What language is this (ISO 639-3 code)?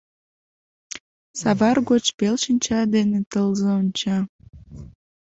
chm